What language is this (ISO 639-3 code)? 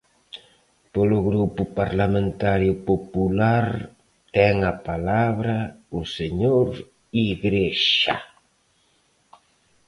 glg